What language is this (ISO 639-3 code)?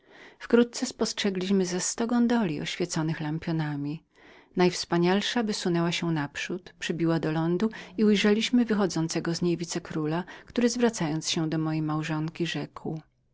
pol